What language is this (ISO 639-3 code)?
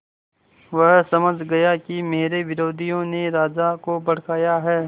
hin